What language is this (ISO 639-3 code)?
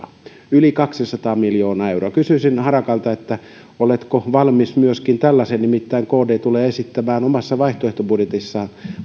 fin